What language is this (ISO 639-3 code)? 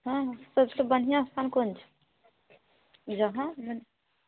mai